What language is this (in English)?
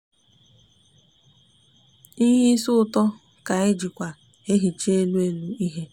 Igbo